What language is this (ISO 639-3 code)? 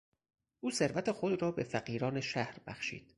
fas